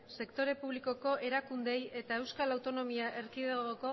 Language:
Basque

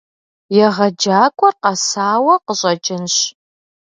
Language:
Kabardian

